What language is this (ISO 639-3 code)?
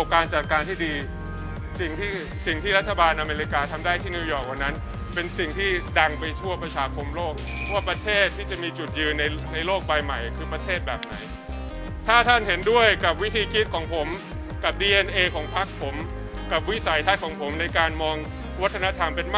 tha